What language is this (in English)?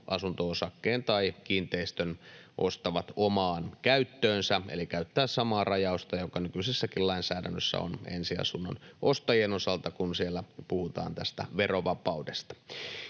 Finnish